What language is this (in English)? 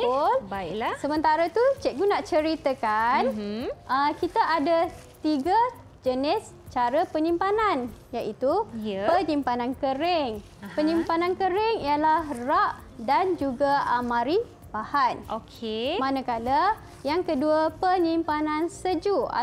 Malay